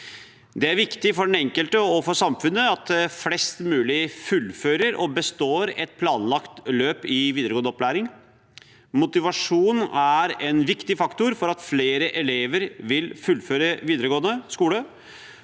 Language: Norwegian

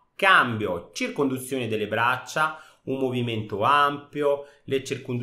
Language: Italian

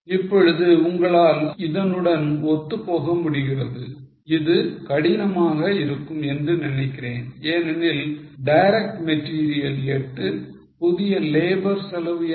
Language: Tamil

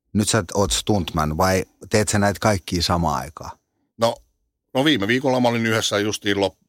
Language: Finnish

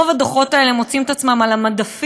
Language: Hebrew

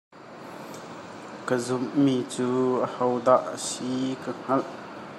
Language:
Hakha Chin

